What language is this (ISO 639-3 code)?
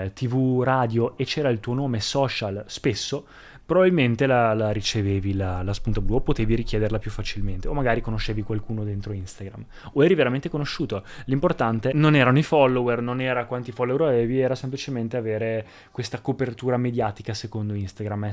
ita